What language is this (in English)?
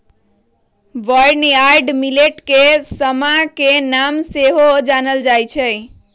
Magahi